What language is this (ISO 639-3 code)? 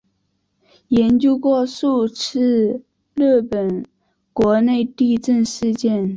zho